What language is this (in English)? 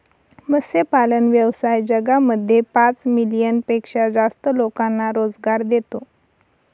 Marathi